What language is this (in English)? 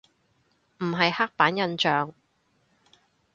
Cantonese